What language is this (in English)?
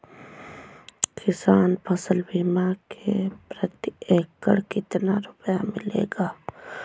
Hindi